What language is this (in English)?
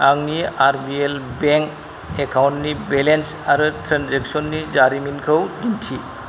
Bodo